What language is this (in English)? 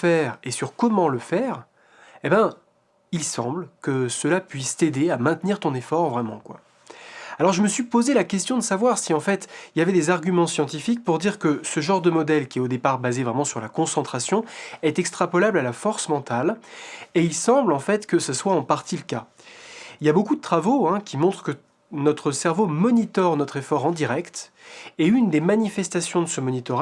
French